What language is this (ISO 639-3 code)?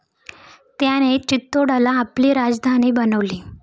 mar